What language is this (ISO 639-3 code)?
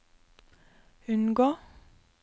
nor